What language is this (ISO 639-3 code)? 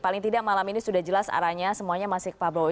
ind